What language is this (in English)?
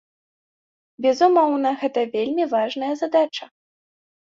Belarusian